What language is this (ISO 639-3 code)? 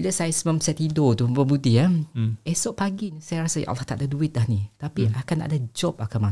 msa